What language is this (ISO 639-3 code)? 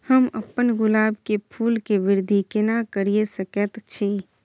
mai